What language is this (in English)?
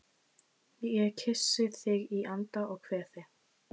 Icelandic